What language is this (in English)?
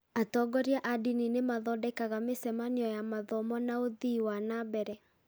Kikuyu